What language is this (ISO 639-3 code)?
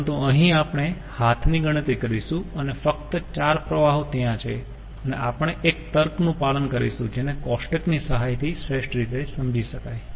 guj